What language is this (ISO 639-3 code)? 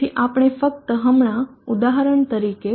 guj